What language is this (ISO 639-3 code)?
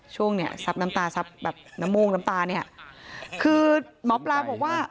tha